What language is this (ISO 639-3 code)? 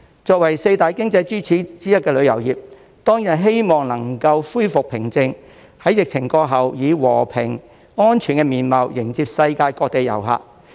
yue